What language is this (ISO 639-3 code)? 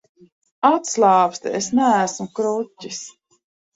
lav